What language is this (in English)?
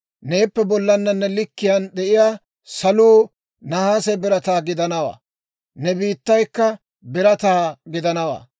Dawro